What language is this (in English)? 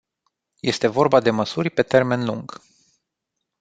Romanian